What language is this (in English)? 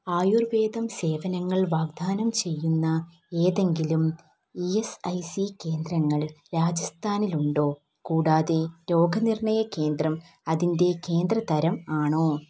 Malayalam